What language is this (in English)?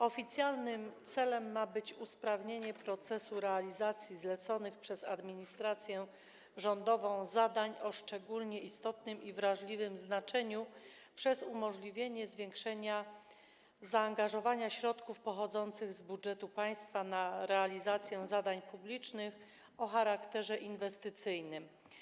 Polish